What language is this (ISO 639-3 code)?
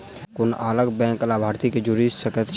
mai